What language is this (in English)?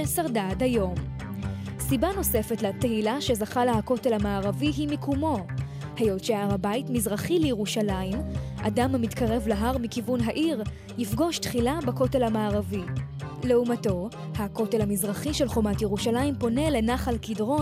Hebrew